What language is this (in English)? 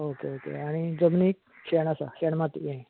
Konkani